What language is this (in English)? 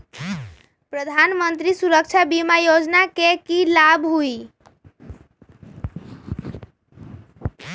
Magahi